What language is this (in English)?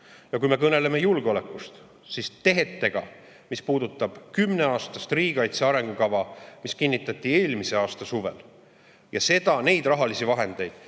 Estonian